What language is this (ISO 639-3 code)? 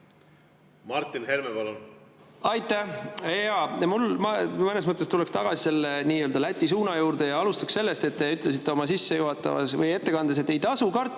est